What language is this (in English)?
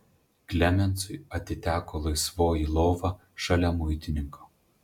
Lithuanian